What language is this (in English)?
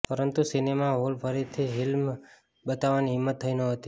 Gujarati